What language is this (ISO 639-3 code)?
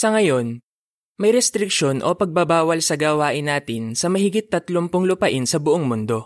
fil